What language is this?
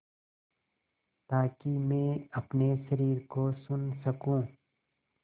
Hindi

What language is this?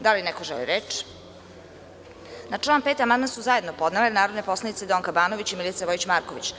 Serbian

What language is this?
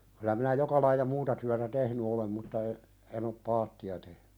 Finnish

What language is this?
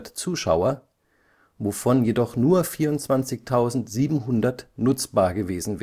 German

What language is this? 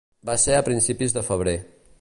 Catalan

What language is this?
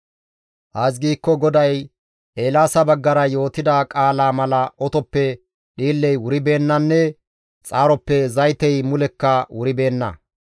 Gamo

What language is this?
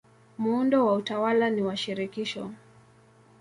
Swahili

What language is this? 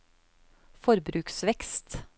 Norwegian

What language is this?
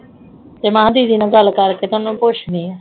Punjabi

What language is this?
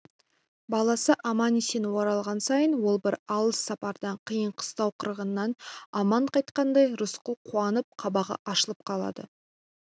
Kazakh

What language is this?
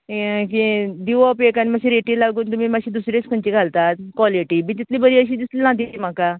Konkani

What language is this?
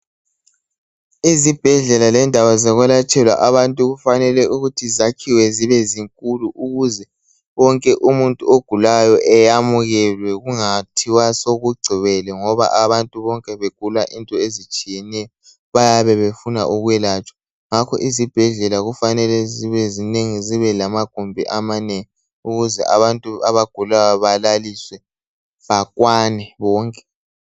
North Ndebele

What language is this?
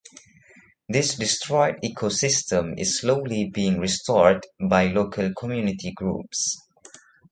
English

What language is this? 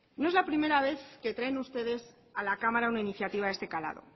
Spanish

